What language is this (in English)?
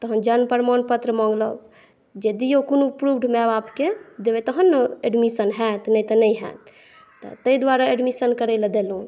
Maithili